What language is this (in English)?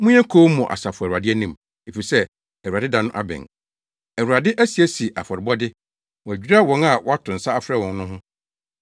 Akan